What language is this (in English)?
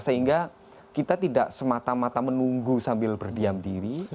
Indonesian